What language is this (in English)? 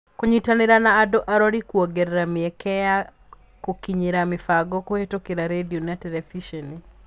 Kikuyu